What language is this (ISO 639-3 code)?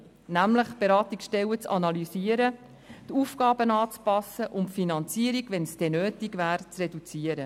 gsw